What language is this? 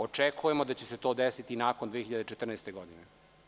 Serbian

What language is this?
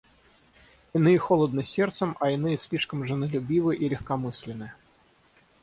Russian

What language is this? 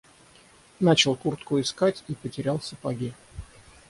Russian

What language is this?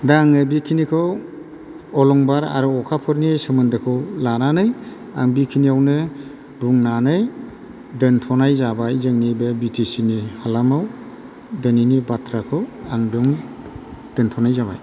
Bodo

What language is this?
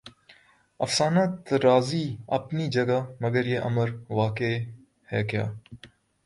Urdu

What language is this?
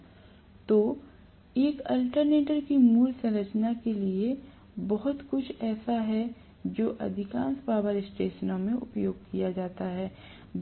Hindi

